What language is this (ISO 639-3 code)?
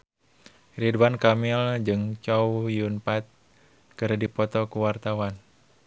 sun